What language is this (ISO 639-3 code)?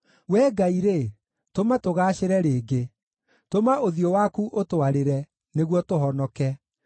kik